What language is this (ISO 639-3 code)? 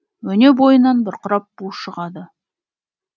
kaz